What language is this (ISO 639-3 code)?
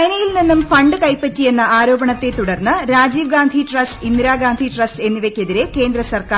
mal